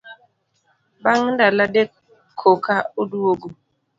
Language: Luo (Kenya and Tanzania)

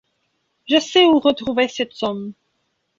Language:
French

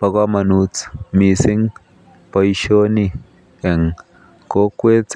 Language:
Kalenjin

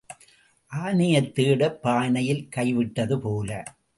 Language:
Tamil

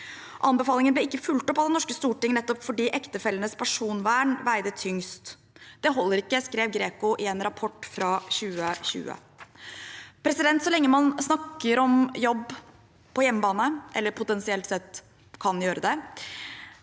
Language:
Norwegian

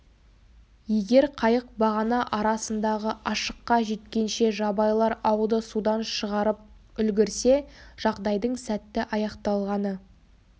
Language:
Kazakh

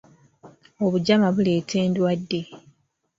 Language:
Ganda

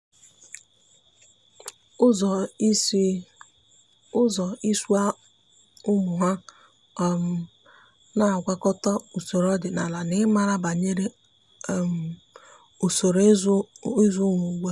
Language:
Igbo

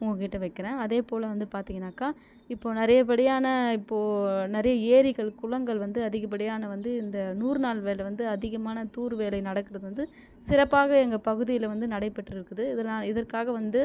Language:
Tamil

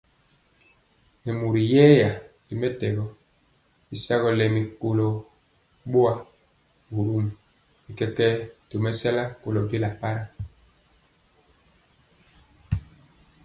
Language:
Mpiemo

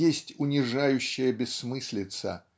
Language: Russian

